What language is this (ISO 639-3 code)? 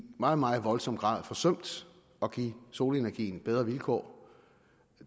dan